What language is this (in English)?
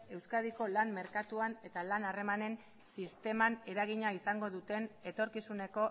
Basque